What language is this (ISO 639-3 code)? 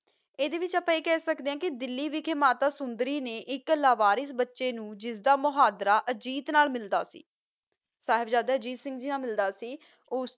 pan